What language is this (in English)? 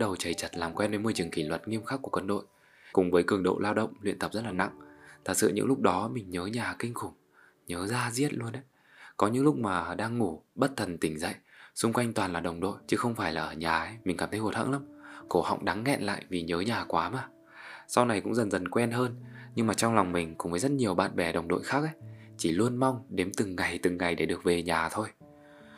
Vietnamese